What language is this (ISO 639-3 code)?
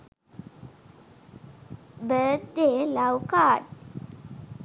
sin